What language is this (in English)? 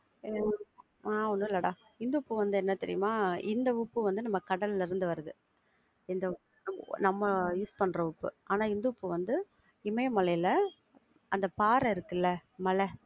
Tamil